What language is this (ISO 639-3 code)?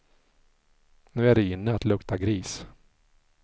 swe